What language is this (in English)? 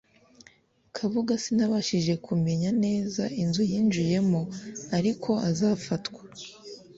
Kinyarwanda